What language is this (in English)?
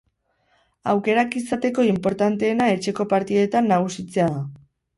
Basque